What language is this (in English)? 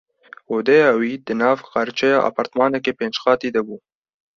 Kurdish